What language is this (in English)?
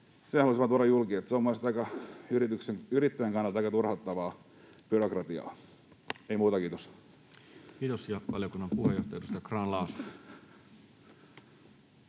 Finnish